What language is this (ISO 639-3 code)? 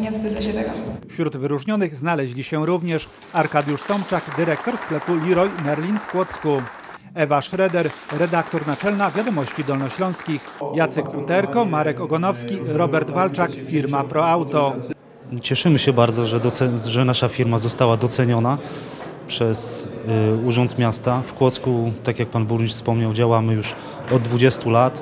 pol